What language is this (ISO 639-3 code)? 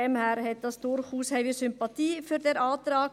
gsw